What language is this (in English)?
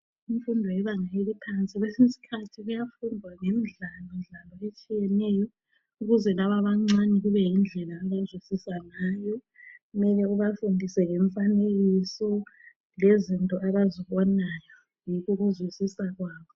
North Ndebele